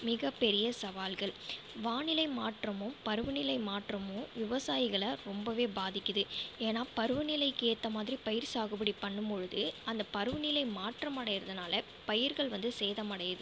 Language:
Tamil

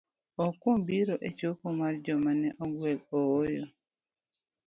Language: Luo (Kenya and Tanzania)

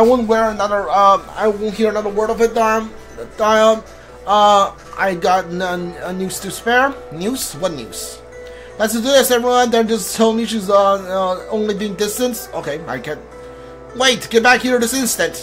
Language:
English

